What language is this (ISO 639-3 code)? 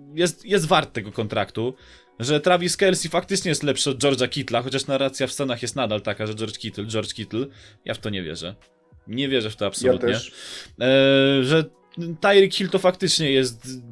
pol